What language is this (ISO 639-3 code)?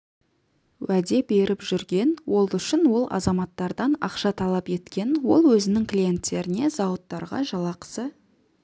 kaz